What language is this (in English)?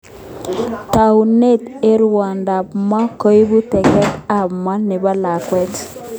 Kalenjin